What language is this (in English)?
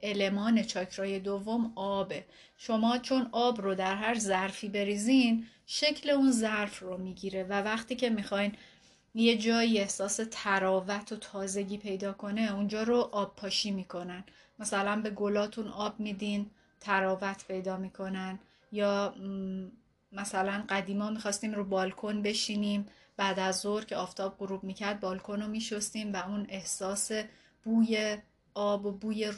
Persian